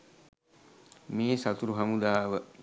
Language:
Sinhala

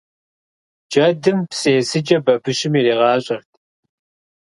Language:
Kabardian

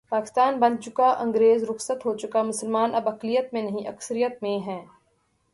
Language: Urdu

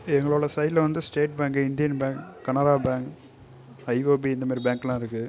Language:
Tamil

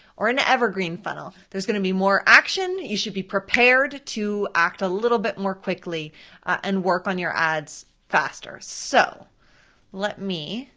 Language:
English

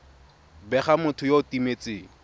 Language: Tswana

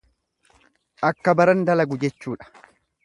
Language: Oromo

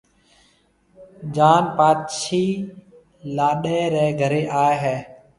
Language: Marwari (Pakistan)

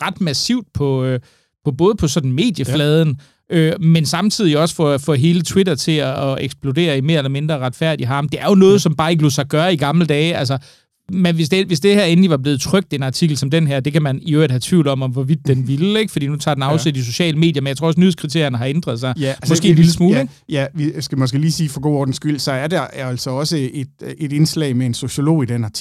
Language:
Danish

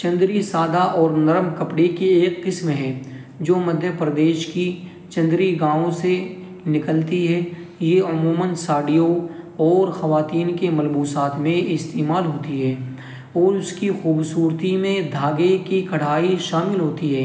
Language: Urdu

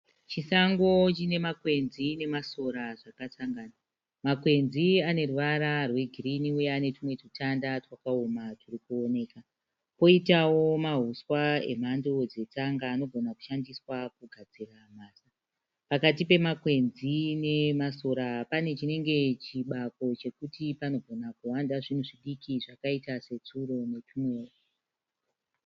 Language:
Shona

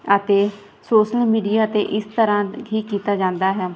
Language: Punjabi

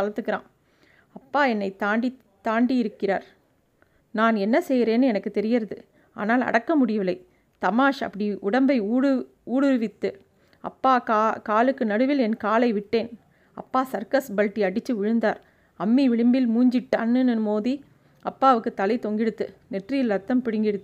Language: Tamil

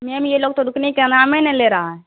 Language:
Urdu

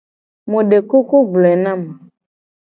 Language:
Gen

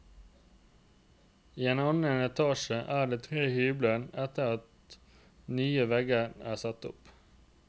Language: Norwegian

